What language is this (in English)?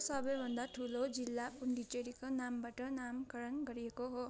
Nepali